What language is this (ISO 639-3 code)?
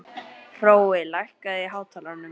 isl